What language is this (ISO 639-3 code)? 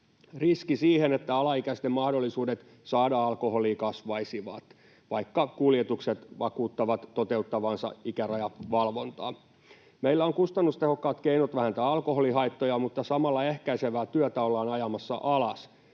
fin